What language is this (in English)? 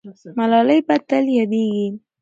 Pashto